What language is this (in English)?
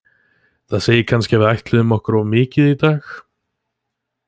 Icelandic